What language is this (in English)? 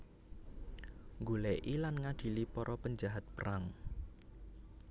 Javanese